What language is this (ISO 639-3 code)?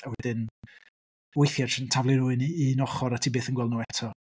cym